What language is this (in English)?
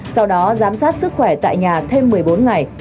Vietnamese